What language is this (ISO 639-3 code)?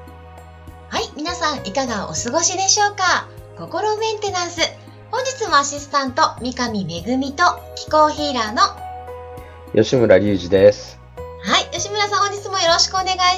jpn